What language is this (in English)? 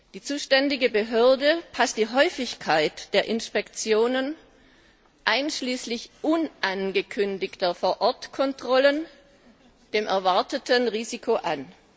German